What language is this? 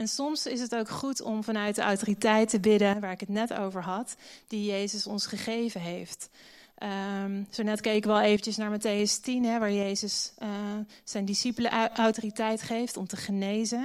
Dutch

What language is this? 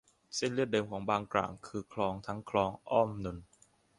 Thai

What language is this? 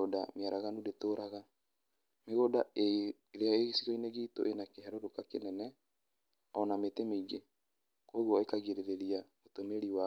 Kikuyu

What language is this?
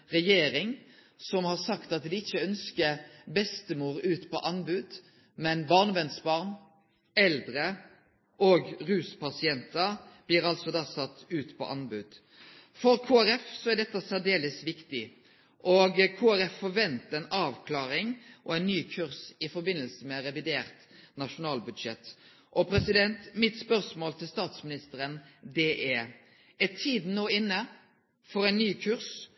Norwegian Nynorsk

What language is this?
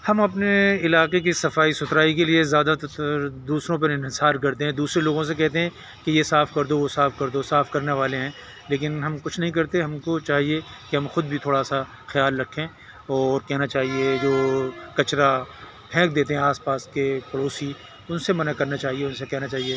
Urdu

